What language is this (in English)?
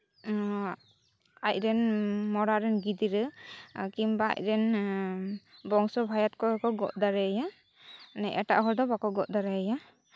Santali